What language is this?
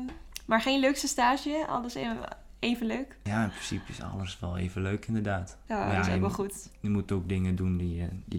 Dutch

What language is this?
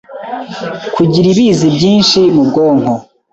Kinyarwanda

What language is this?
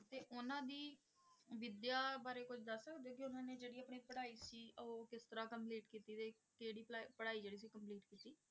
Punjabi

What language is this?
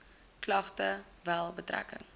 Afrikaans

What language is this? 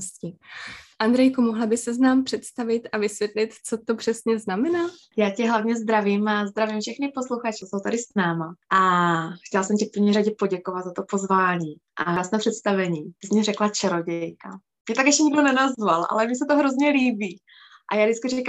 Czech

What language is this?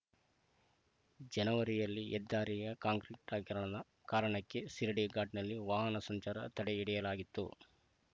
Kannada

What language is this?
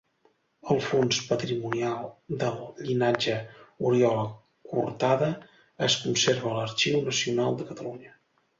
Catalan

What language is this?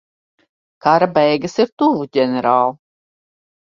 Latvian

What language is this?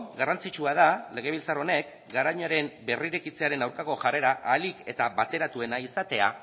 Basque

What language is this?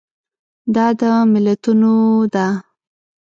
Pashto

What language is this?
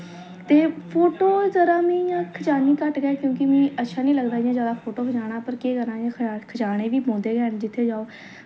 Dogri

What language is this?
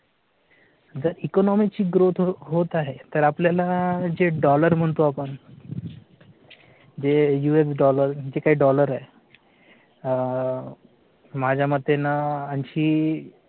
Marathi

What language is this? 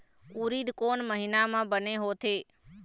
Chhattisgarhi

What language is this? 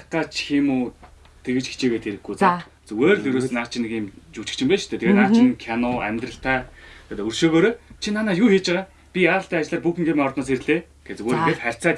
Turkish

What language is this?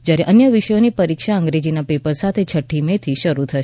Gujarati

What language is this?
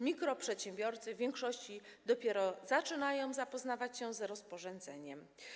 Polish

